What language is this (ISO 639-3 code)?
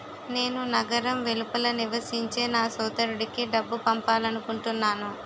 tel